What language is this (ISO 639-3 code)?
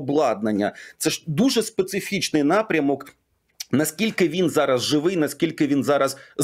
ukr